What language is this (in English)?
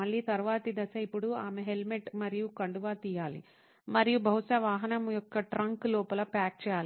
Telugu